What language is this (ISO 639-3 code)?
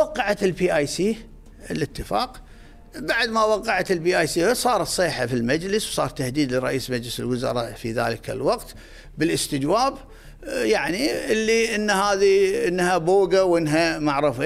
ara